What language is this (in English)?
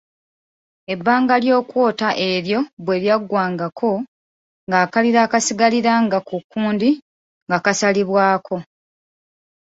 Ganda